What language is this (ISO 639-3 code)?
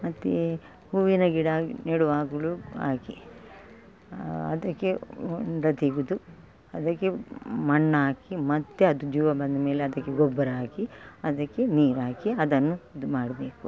kan